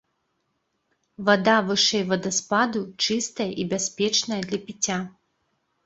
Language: Belarusian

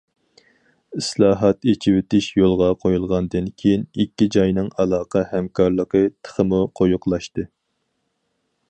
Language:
Uyghur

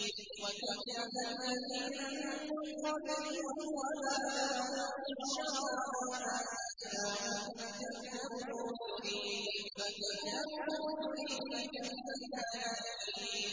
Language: Arabic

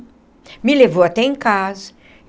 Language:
Portuguese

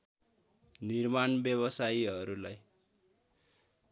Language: Nepali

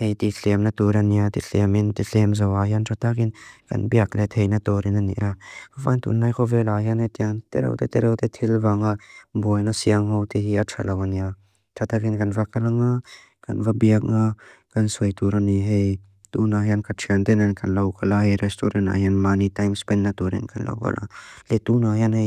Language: Mizo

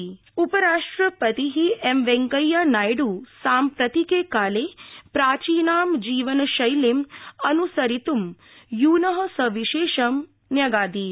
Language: Sanskrit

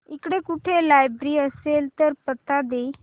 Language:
Marathi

